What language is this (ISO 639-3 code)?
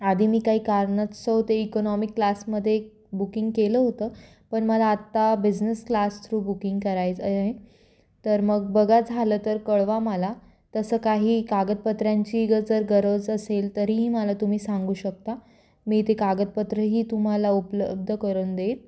mar